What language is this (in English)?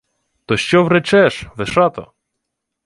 Ukrainian